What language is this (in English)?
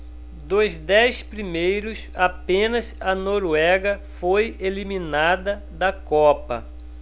Portuguese